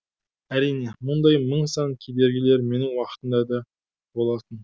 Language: Kazakh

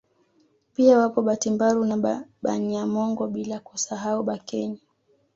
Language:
Swahili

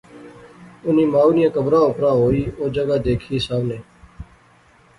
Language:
Pahari-Potwari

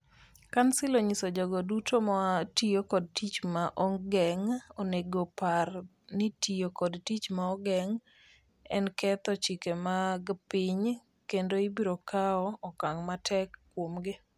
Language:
Luo (Kenya and Tanzania)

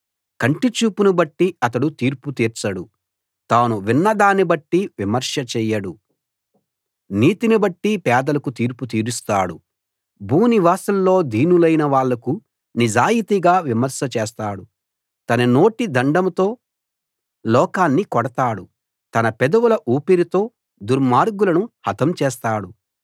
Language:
Telugu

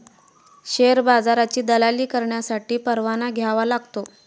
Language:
Marathi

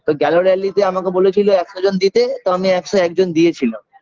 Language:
Bangla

